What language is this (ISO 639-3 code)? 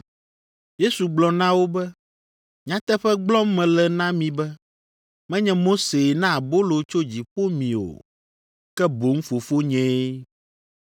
ewe